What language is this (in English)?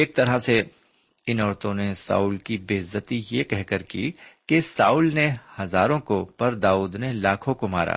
Urdu